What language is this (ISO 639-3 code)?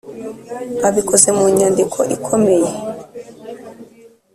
kin